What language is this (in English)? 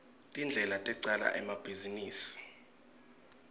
Swati